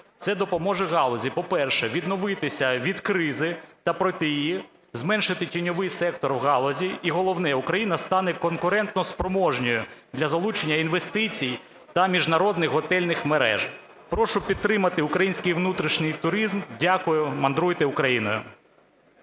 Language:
Ukrainian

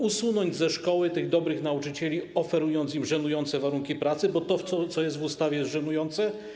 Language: Polish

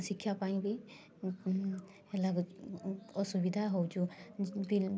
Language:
Odia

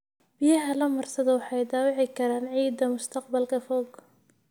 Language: Somali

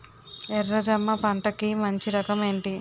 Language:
Telugu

